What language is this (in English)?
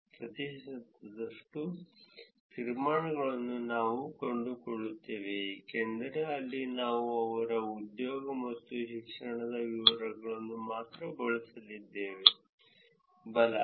Kannada